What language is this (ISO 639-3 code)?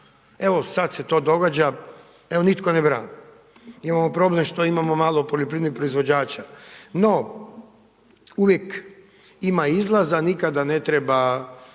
hrv